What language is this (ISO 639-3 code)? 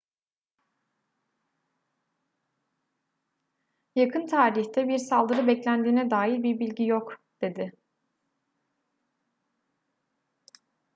tur